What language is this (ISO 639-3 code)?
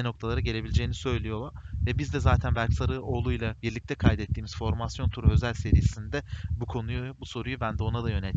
tur